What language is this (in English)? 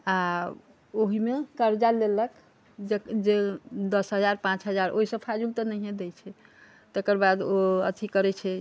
Maithili